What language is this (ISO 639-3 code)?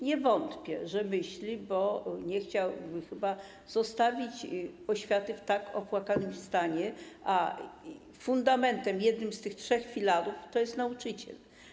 pol